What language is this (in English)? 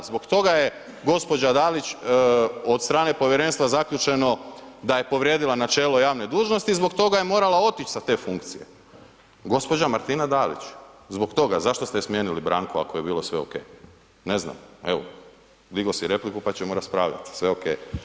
Croatian